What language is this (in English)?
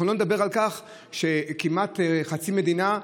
Hebrew